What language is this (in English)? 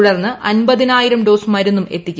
Malayalam